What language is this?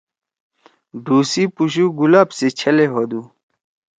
Torwali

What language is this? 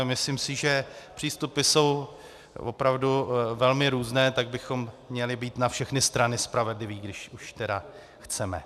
Czech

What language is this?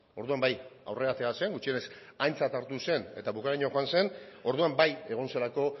Basque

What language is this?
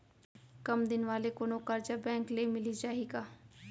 Chhattisgarhi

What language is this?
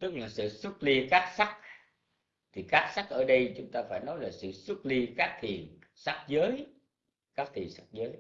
Vietnamese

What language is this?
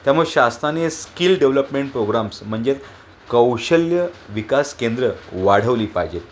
Marathi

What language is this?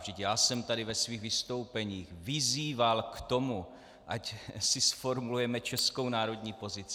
Czech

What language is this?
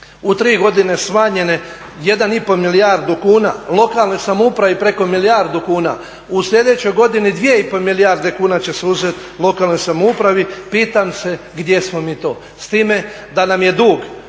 Croatian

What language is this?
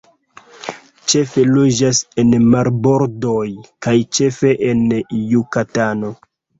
Esperanto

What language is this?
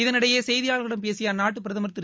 Tamil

